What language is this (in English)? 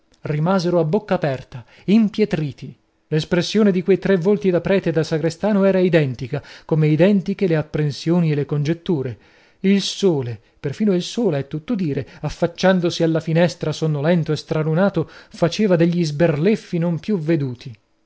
Italian